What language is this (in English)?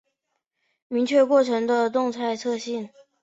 Chinese